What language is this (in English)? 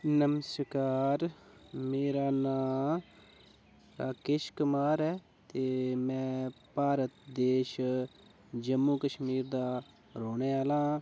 Dogri